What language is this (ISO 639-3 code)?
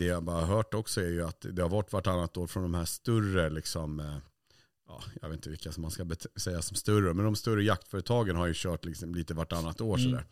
swe